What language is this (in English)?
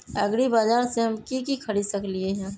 Magahi